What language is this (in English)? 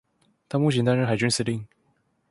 Chinese